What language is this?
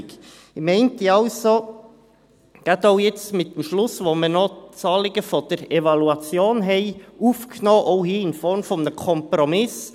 Swiss German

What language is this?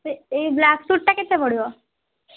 Odia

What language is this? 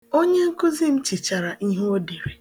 Igbo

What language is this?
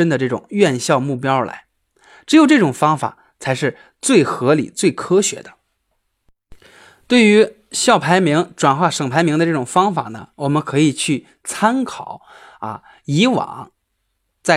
Chinese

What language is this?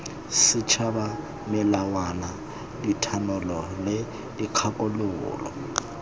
Tswana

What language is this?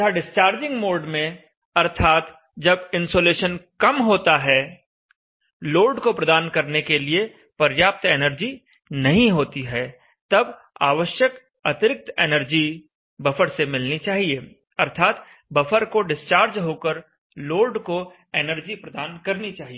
Hindi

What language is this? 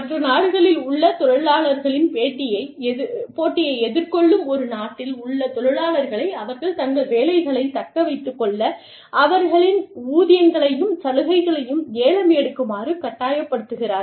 Tamil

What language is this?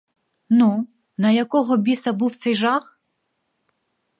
Ukrainian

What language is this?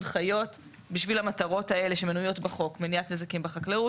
Hebrew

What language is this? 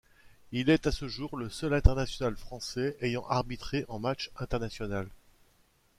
French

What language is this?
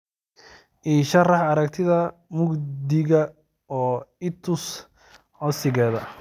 Somali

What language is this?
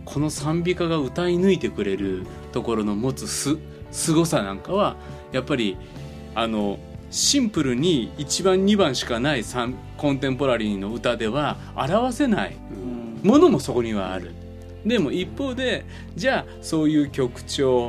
Japanese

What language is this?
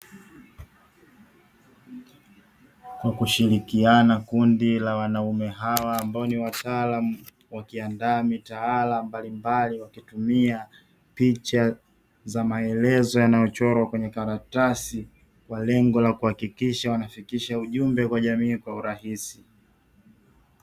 Swahili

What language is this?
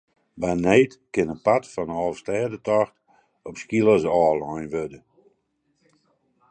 Western Frisian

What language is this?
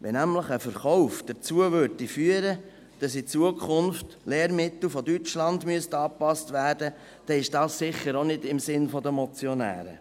Swiss German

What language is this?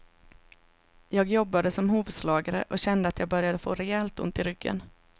Swedish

